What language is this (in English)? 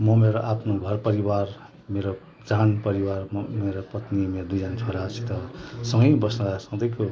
Nepali